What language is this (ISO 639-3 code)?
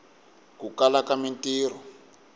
tso